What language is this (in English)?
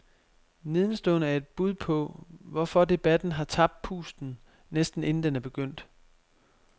Danish